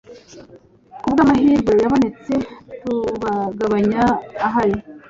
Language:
Kinyarwanda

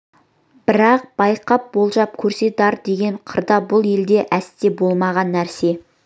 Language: Kazakh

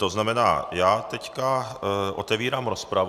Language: Czech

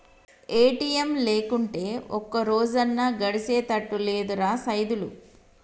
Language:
Telugu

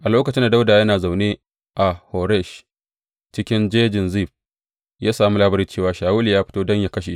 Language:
Hausa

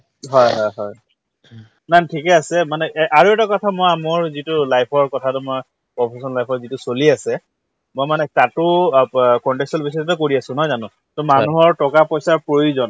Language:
Assamese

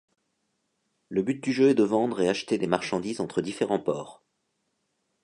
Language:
French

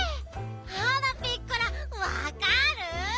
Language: Japanese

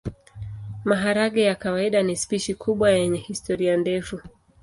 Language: Swahili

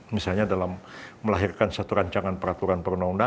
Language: Indonesian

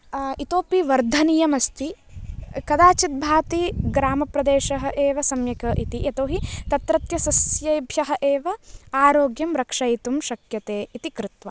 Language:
Sanskrit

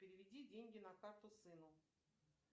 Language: Russian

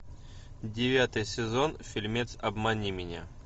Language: Russian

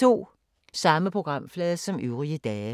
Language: Danish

